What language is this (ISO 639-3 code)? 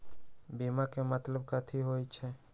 mag